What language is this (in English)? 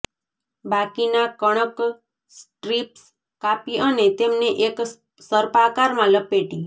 Gujarati